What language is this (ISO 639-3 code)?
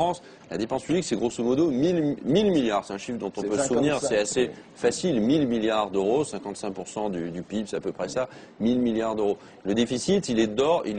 fra